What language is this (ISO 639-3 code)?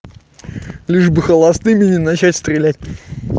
rus